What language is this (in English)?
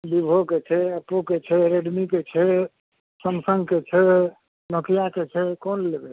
Maithili